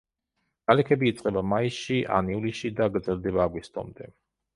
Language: Georgian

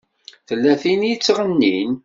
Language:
Kabyle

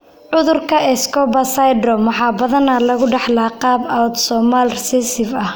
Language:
Somali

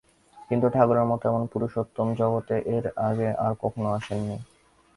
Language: Bangla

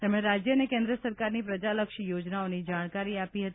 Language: Gujarati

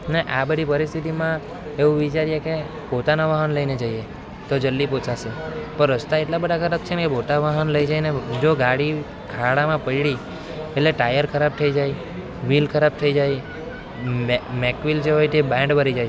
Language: Gujarati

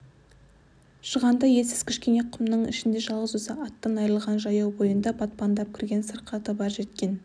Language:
Kazakh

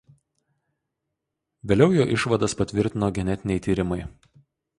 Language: Lithuanian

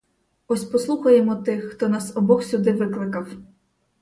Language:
Ukrainian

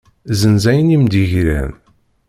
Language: Kabyle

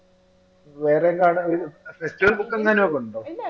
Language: Malayalam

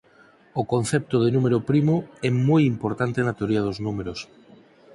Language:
Galician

